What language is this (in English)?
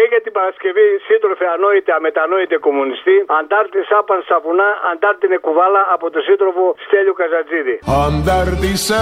Greek